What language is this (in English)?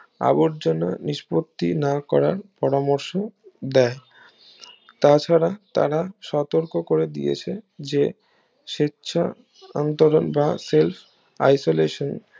Bangla